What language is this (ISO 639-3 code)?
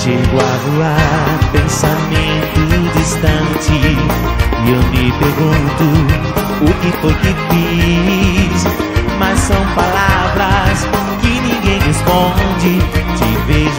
por